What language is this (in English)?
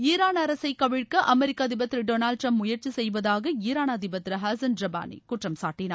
Tamil